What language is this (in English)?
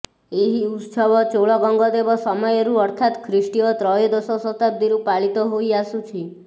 Odia